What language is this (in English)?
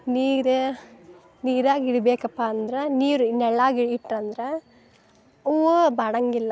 Kannada